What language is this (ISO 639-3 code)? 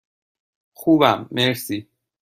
fas